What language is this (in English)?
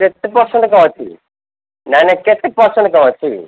Odia